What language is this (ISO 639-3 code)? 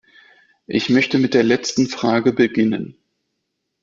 deu